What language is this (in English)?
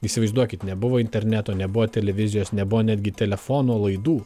Lithuanian